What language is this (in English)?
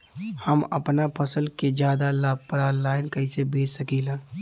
Bhojpuri